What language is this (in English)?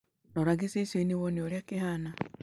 Kikuyu